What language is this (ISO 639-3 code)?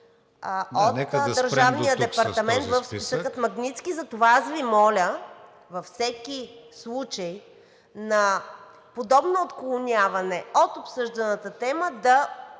bul